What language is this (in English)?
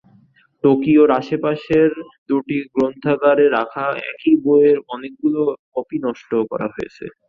Bangla